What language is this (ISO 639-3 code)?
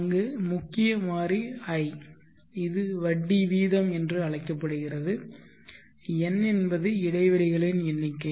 tam